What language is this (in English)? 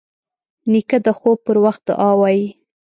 Pashto